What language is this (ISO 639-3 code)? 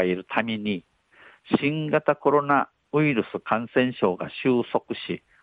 jpn